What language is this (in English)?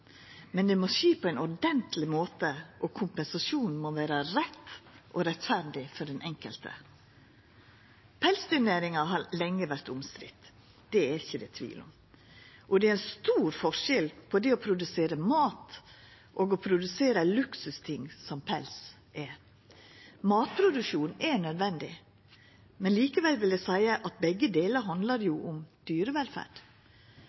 Norwegian Nynorsk